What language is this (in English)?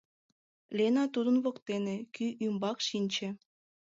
Mari